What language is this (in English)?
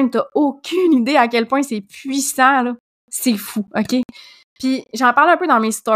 French